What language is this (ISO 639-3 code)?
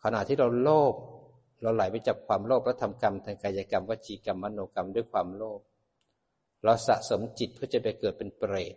tha